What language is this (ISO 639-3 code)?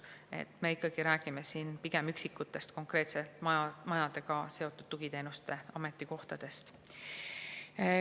est